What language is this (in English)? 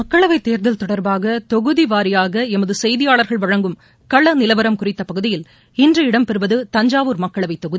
Tamil